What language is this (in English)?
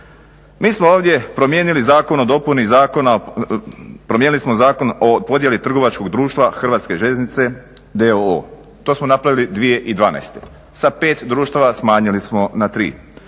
Croatian